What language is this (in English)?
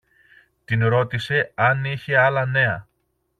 Greek